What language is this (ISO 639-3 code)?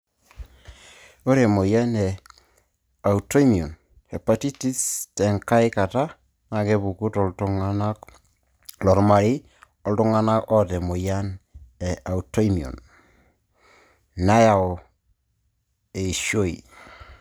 mas